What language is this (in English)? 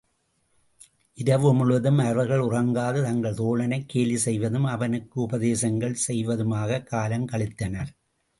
Tamil